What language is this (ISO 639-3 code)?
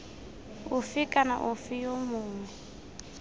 tsn